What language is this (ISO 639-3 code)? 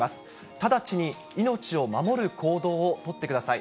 jpn